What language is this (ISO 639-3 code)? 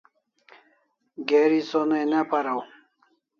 kls